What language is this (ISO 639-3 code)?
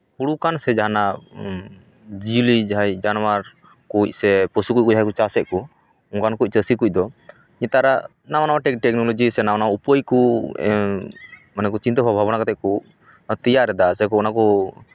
sat